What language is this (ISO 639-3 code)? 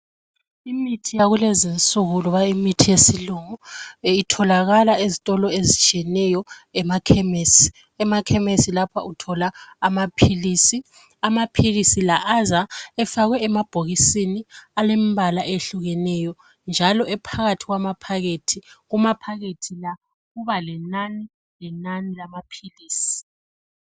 nde